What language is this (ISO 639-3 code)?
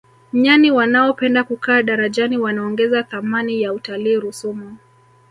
swa